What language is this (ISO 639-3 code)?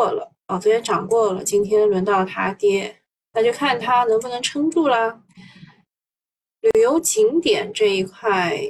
zho